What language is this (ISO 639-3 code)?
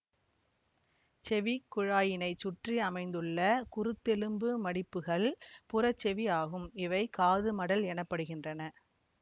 tam